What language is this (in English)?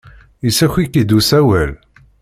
Kabyle